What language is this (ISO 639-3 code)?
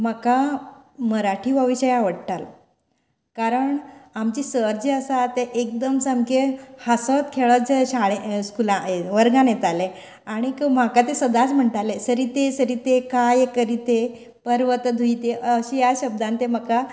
kok